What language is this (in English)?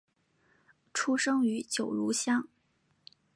Chinese